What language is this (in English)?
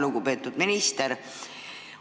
Estonian